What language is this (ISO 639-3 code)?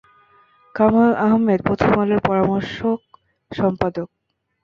ben